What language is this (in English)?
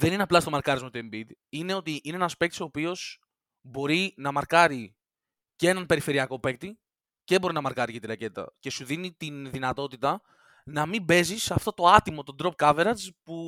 Greek